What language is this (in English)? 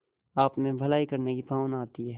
Hindi